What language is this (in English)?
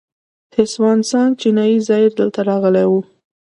Pashto